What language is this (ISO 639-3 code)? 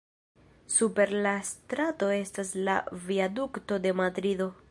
epo